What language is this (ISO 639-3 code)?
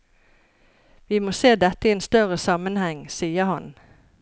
nor